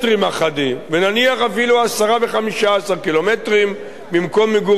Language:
Hebrew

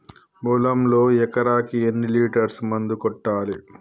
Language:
Telugu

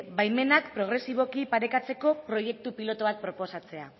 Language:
Basque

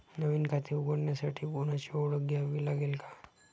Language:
Marathi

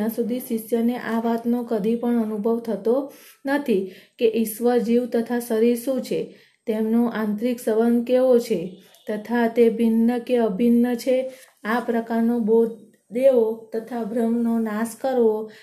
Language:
Gujarati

